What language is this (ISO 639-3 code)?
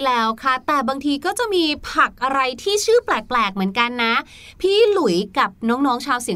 tha